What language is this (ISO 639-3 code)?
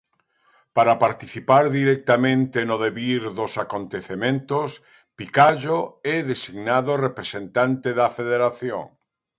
glg